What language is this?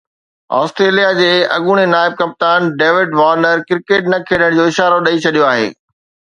Sindhi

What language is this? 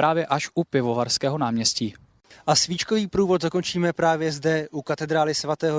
Czech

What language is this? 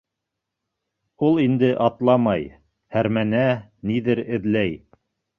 Bashkir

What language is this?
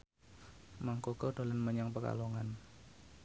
Javanese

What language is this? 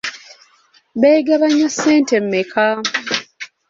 Ganda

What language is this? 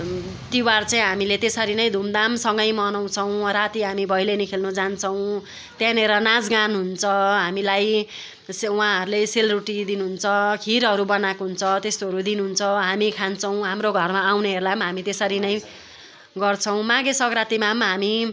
Nepali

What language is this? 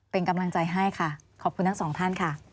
Thai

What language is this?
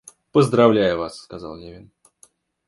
Russian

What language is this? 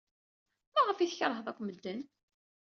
Kabyle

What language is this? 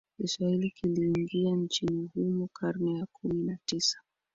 Swahili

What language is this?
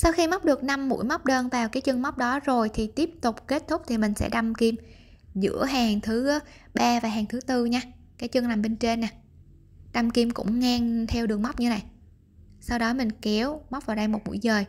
Vietnamese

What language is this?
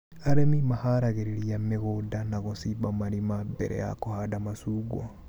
Kikuyu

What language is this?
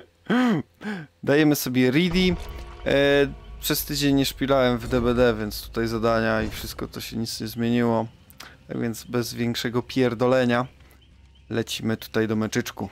Polish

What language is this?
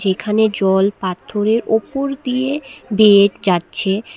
Bangla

